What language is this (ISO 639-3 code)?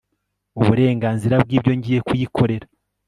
kin